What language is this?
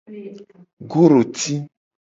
Gen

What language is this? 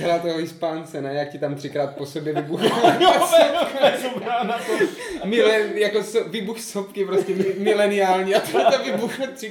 Czech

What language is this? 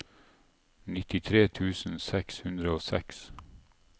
Norwegian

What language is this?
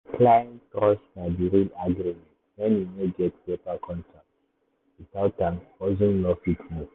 Nigerian Pidgin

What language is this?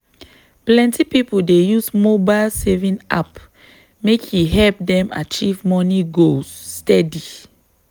Nigerian Pidgin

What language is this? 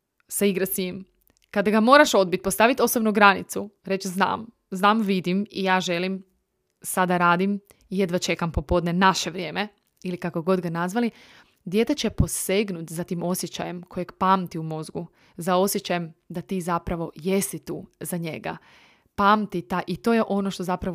Croatian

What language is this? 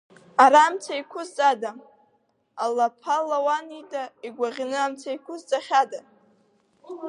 Abkhazian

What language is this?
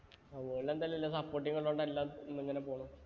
Malayalam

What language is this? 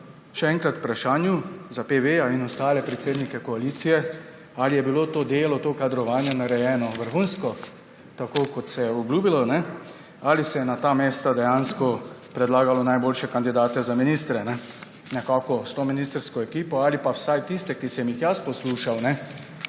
Slovenian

